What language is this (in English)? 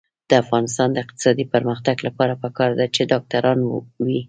Pashto